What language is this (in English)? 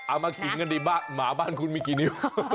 Thai